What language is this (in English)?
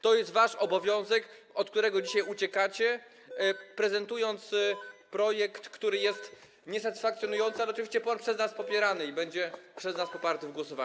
Polish